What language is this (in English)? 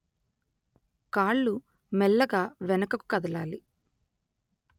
Telugu